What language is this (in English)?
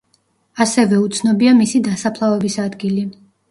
Georgian